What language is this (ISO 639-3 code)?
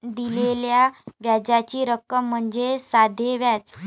mar